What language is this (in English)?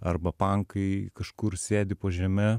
Lithuanian